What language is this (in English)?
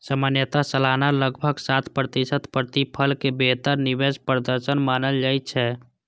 Maithili